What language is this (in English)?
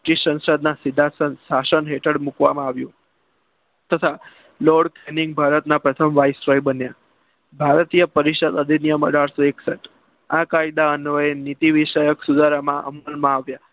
Gujarati